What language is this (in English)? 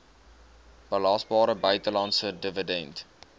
Afrikaans